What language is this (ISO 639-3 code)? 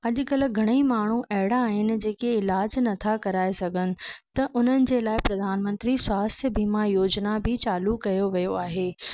snd